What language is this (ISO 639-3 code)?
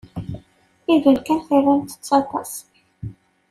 kab